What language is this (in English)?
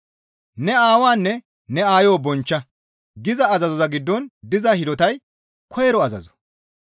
Gamo